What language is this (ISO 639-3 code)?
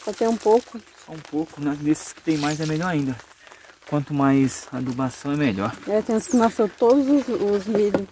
por